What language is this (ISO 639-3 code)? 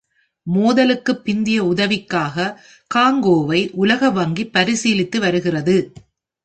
tam